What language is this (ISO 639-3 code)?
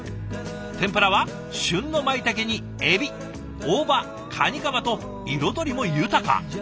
jpn